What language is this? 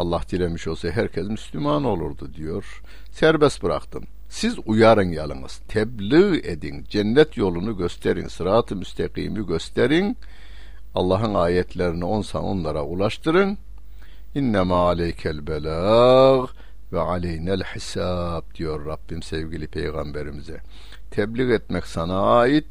Turkish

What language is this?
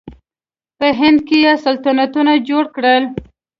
Pashto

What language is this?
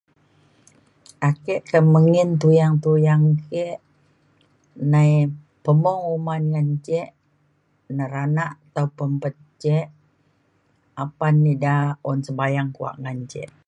Mainstream Kenyah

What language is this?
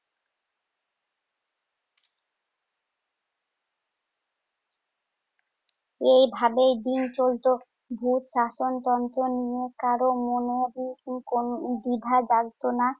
Bangla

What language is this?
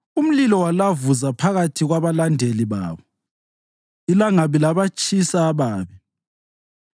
North Ndebele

